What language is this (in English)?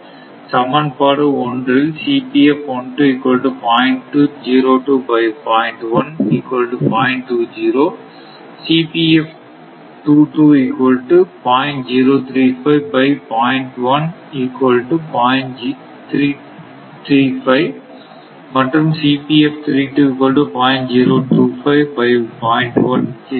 Tamil